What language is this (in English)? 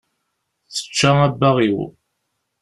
Kabyle